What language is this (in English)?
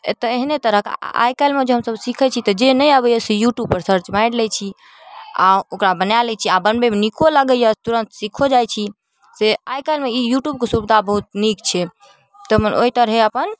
Maithili